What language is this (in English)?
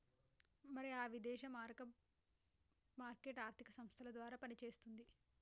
Telugu